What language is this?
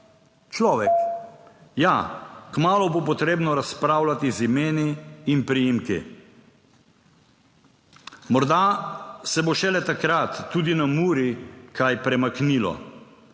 Slovenian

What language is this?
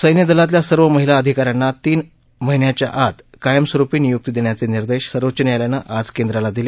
Marathi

